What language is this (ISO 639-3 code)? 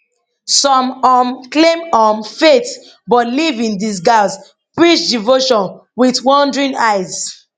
pcm